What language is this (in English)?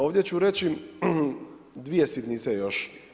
Croatian